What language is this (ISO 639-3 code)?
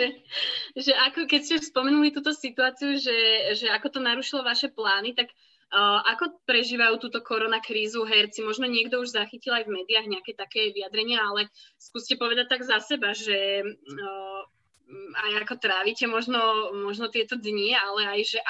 slk